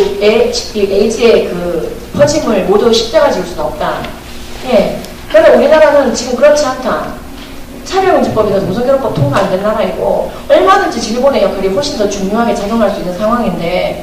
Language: Korean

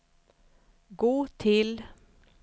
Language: Swedish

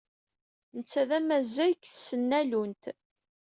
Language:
Kabyle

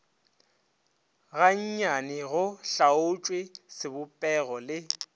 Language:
Northern Sotho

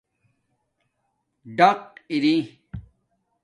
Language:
Domaaki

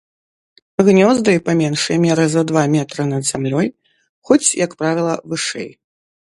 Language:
Belarusian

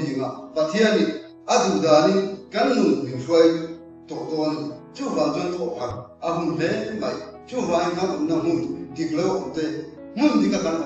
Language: Korean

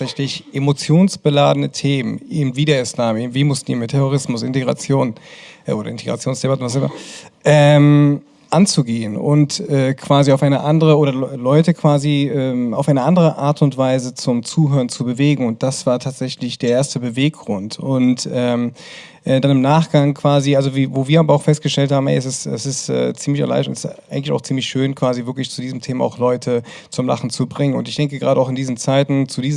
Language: German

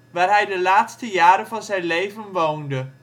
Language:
Dutch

